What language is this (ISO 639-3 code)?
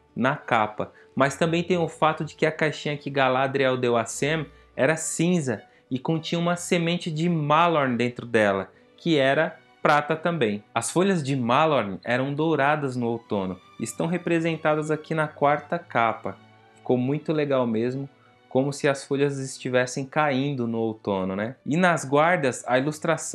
por